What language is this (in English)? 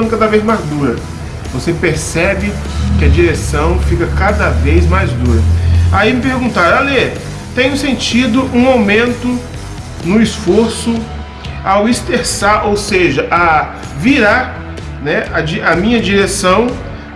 Portuguese